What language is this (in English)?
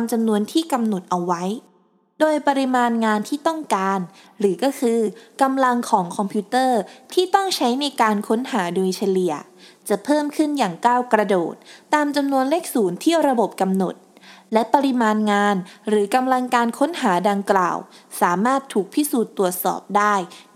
Thai